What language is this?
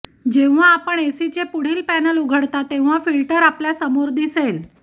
Marathi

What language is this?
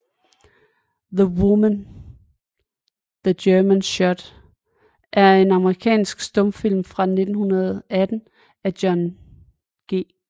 Danish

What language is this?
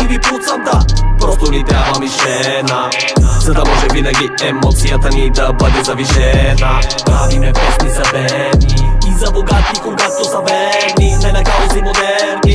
Dutch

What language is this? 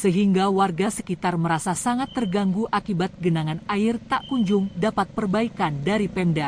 Indonesian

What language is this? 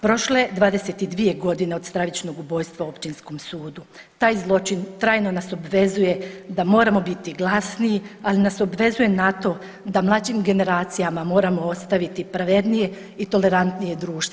Croatian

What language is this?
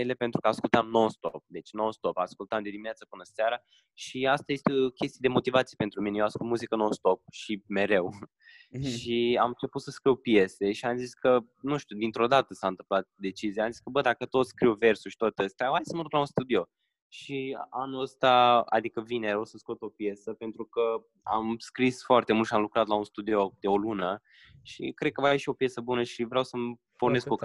Romanian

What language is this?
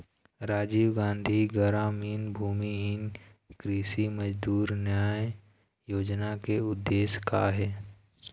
Chhattisgarhi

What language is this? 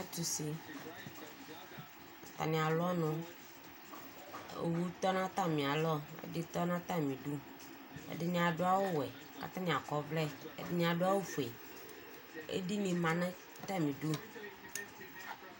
Ikposo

